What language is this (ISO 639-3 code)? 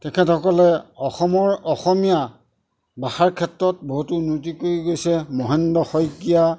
asm